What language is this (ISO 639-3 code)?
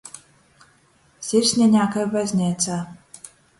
ltg